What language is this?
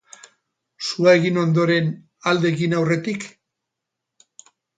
Basque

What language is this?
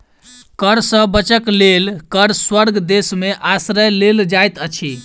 Maithili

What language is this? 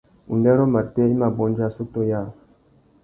Tuki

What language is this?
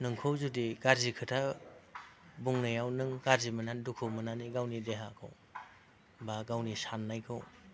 Bodo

